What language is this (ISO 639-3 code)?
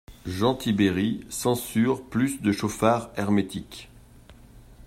fra